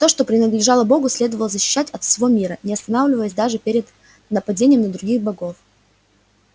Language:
Russian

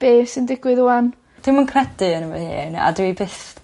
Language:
Welsh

